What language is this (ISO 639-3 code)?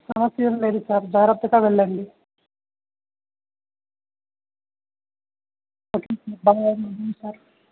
tel